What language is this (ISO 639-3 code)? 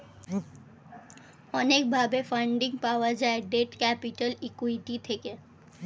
ben